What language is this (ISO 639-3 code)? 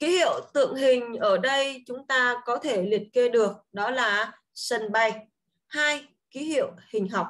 vie